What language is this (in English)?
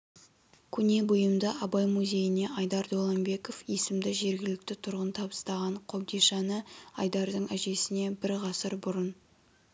Kazakh